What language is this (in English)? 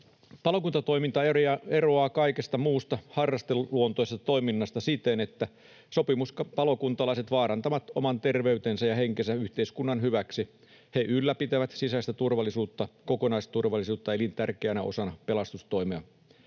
Finnish